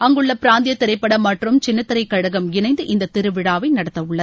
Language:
Tamil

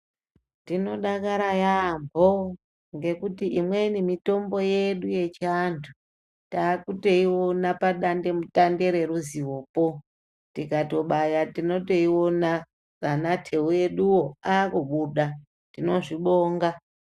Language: Ndau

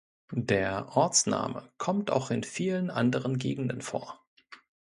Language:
German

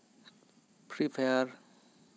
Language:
Santali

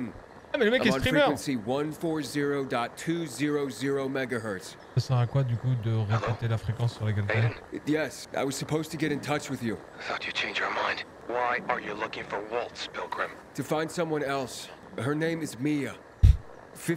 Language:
French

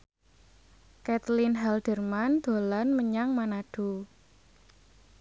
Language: Javanese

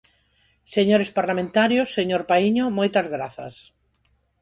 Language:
Galician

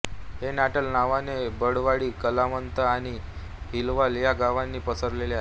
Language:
Marathi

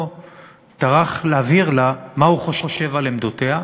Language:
Hebrew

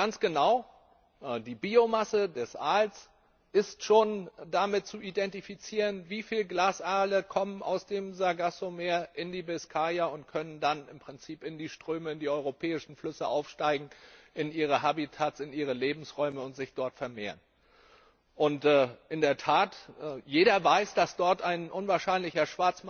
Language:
German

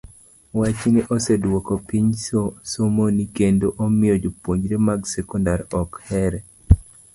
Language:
Luo (Kenya and Tanzania)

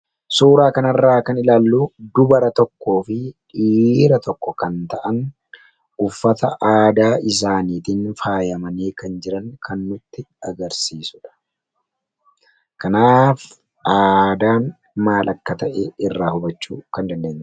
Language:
Oromo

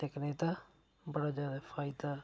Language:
Dogri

